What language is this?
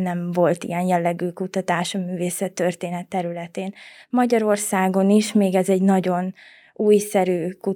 Hungarian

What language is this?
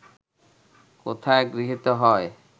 Bangla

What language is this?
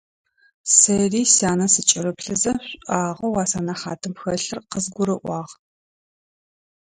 Adyghe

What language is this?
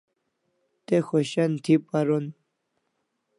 Kalasha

